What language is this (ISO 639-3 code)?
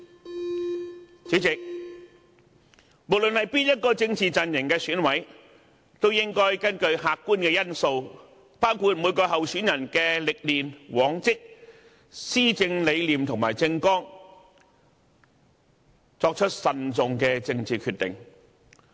yue